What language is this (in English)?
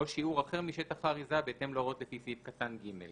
Hebrew